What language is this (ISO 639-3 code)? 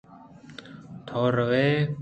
bgp